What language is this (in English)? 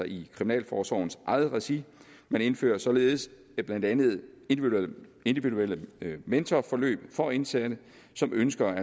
Danish